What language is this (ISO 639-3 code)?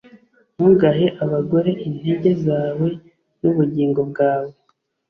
kin